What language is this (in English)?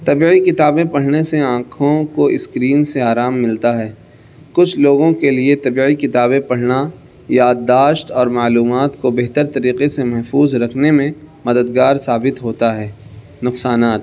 Urdu